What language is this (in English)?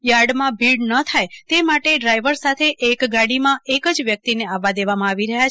Gujarati